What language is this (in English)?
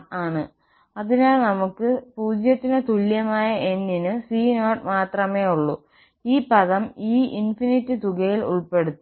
Malayalam